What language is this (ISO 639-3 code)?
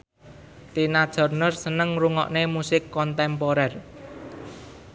jav